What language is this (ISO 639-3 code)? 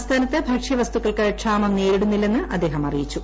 mal